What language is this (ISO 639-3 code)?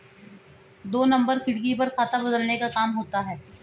hin